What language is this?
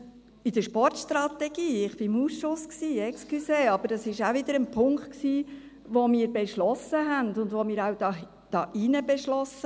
Swiss German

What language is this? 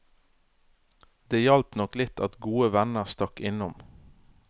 Norwegian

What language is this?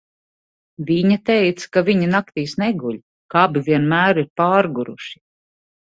Latvian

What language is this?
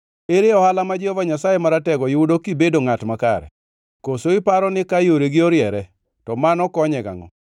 Luo (Kenya and Tanzania)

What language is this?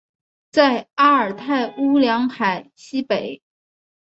Chinese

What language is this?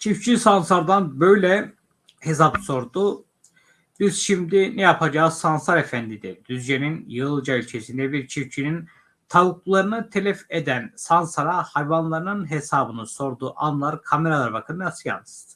Turkish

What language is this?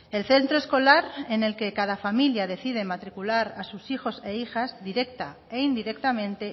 Spanish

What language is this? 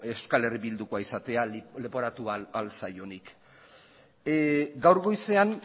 Basque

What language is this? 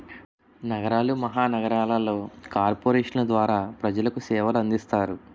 Telugu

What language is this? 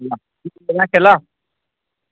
Nepali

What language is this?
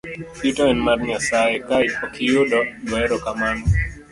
Luo (Kenya and Tanzania)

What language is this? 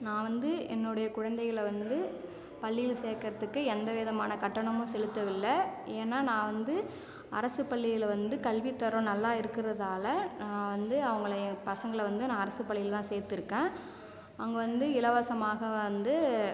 Tamil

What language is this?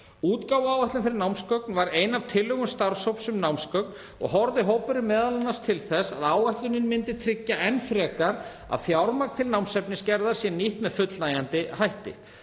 Icelandic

